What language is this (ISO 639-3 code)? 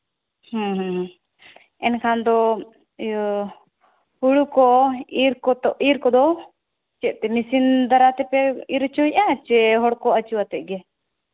sat